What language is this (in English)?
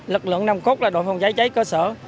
Vietnamese